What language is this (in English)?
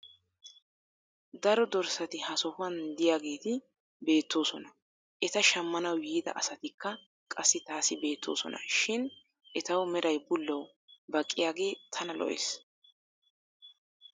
Wolaytta